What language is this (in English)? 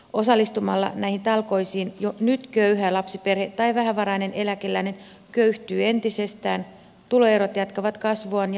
Finnish